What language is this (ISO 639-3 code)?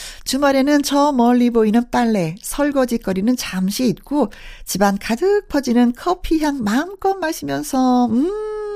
kor